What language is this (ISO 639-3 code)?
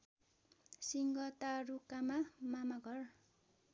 nep